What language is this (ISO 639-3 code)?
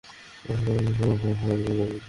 ben